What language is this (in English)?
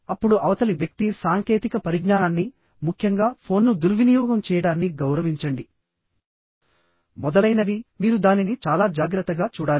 Telugu